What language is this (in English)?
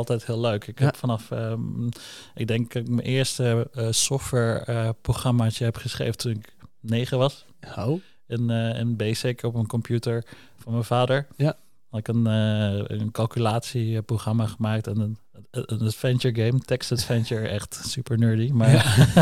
Dutch